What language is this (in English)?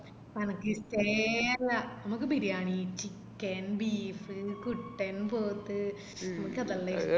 Malayalam